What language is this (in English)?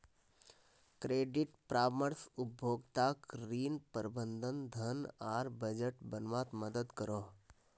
Magahi